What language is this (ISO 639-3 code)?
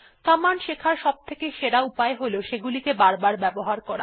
ben